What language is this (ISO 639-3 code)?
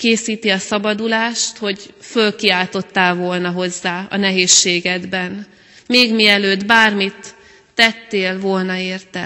hun